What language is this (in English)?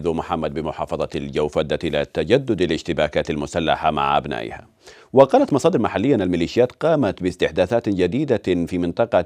Arabic